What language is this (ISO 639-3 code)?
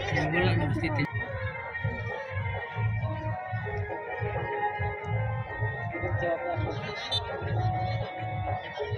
ara